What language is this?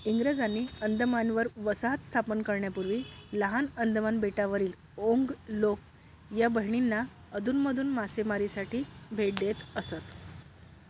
Marathi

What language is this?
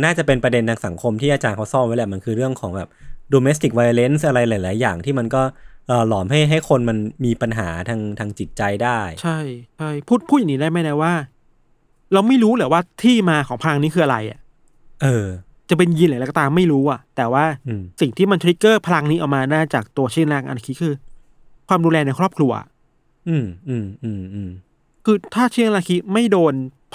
Thai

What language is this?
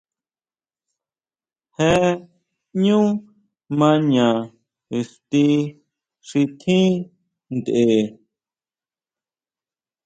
Huautla Mazatec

